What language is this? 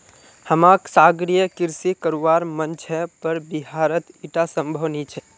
Magahi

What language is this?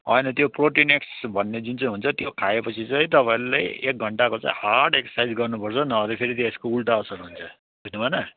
Nepali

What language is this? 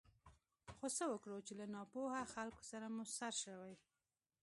Pashto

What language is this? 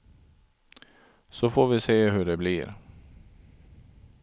Swedish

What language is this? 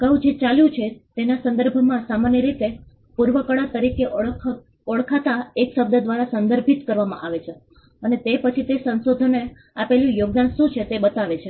Gujarati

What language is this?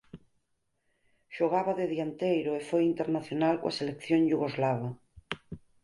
Galician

